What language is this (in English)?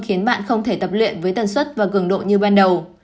Vietnamese